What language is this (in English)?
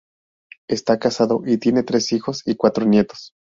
Spanish